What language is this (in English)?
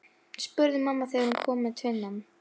Icelandic